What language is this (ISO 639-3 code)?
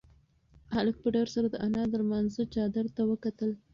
pus